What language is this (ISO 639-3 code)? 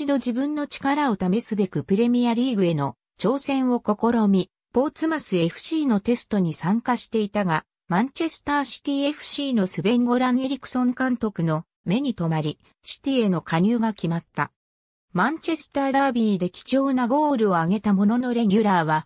jpn